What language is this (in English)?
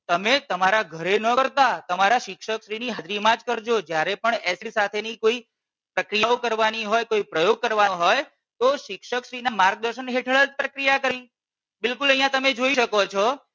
Gujarati